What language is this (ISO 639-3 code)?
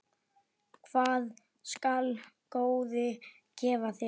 isl